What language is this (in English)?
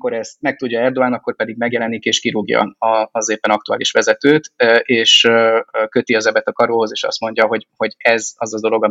Hungarian